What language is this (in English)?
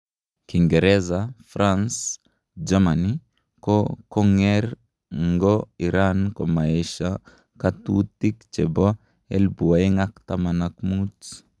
Kalenjin